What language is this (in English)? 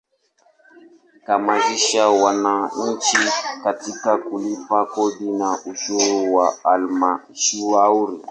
Swahili